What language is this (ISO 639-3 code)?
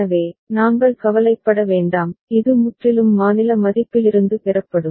tam